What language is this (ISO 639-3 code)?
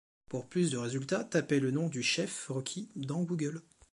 fra